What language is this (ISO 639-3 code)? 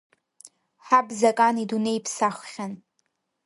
abk